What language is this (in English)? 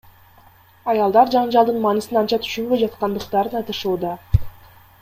Kyrgyz